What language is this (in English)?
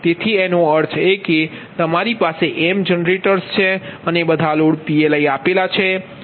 Gujarati